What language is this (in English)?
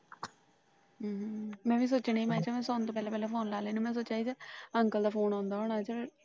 Punjabi